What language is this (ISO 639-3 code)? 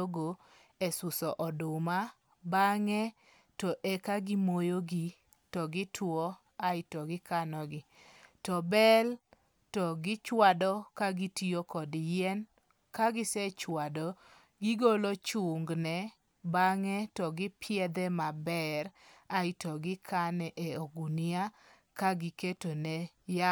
luo